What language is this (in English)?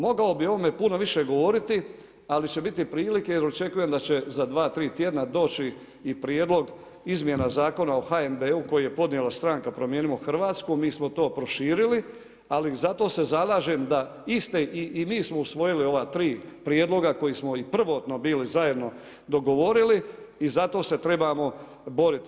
Croatian